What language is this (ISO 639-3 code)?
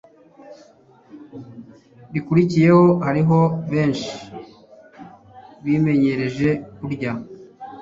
kin